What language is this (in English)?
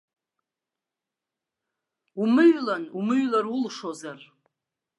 Abkhazian